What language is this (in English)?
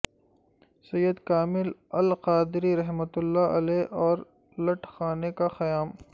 Urdu